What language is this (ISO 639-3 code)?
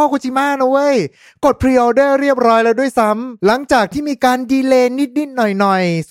tha